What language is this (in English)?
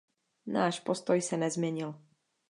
Czech